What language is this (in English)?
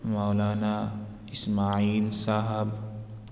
Urdu